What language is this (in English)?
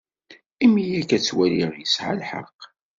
Kabyle